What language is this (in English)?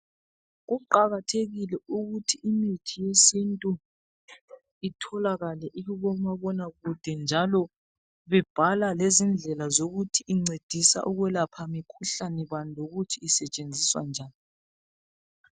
North Ndebele